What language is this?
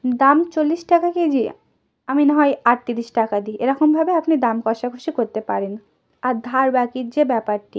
Bangla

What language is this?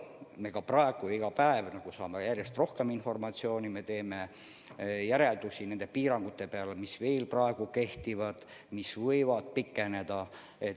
Estonian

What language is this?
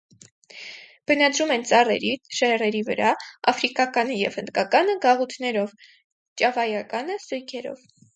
Armenian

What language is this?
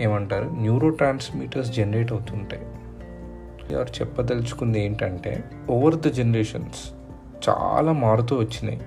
Telugu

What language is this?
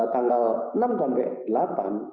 Indonesian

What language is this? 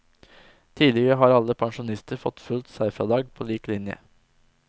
Norwegian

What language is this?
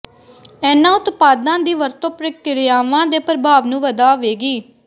Punjabi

